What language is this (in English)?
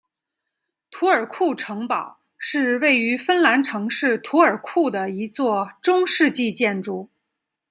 Chinese